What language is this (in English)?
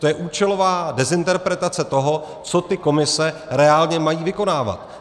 Czech